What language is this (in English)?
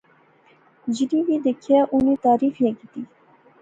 Pahari-Potwari